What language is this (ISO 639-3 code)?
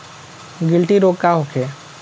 bho